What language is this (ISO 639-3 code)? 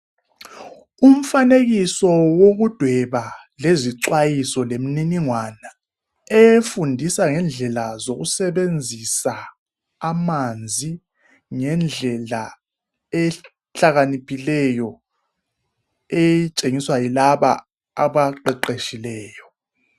nde